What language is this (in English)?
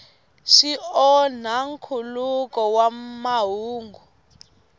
Tsonga